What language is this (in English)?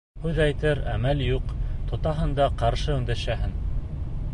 Bashkir